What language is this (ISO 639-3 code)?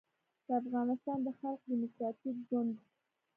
pus